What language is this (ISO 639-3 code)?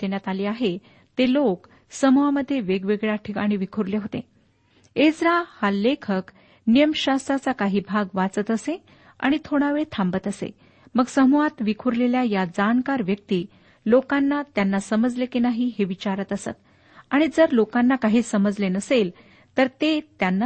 mar